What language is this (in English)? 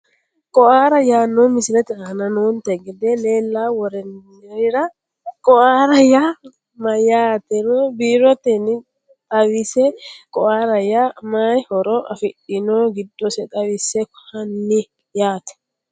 Sidamo